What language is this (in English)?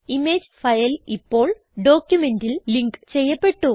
Malayalam